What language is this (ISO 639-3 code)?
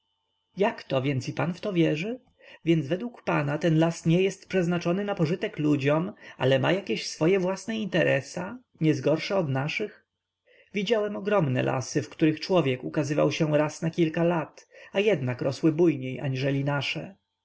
pol